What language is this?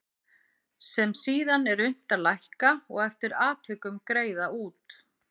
Icelandic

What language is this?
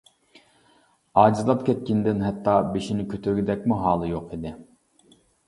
Uyghur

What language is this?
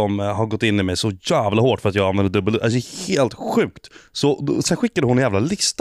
Swedish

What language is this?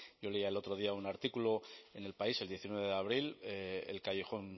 Spanish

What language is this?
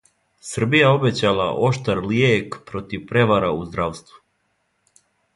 Serbian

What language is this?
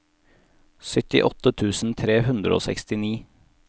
Norwegian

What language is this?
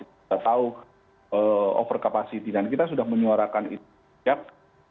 Indonesian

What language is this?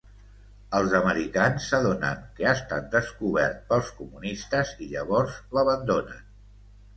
Catalan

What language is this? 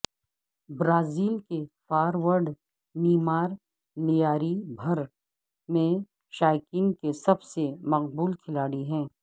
Urdu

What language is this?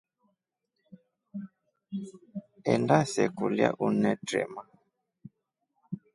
Rombo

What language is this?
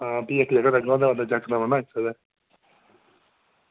Dogri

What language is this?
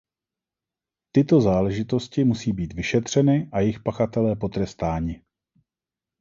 Czech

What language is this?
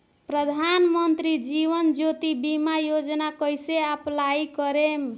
Bhojpuri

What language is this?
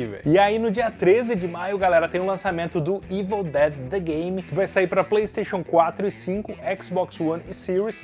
Portuguese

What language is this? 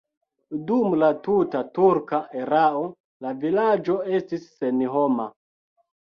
Esperanto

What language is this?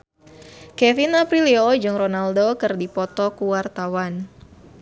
Sundanese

